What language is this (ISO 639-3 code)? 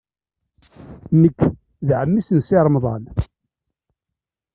kab